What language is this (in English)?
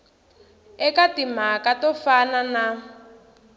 Tsonga